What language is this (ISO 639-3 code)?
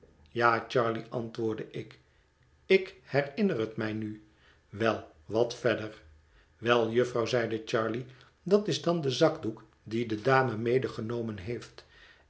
nld